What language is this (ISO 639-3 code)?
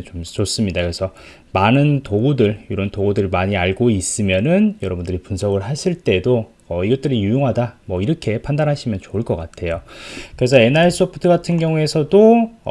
kor